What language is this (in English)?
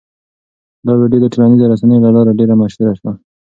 Pashto